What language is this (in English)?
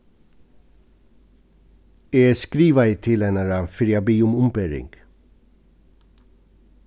Faroese